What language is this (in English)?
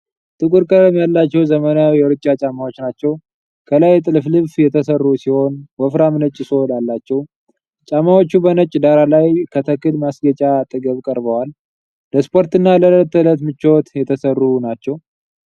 Amharic